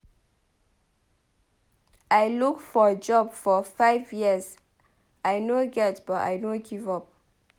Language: Nigerian Pidgin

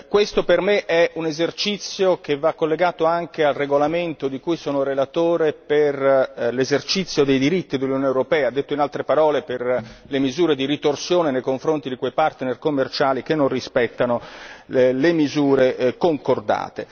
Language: Italian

